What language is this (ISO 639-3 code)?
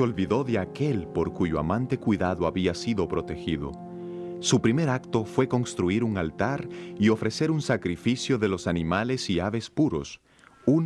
spa